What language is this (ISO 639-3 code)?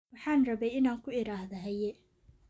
som